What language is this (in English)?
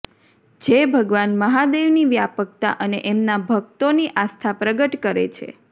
Gujarati